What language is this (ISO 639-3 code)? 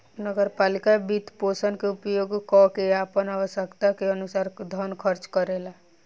bho